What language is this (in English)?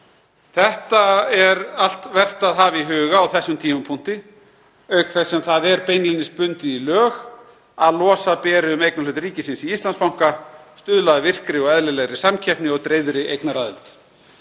Icelandic